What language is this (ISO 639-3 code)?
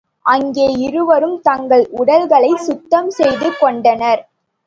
tam